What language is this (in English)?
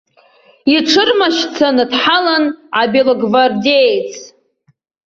Abkhazian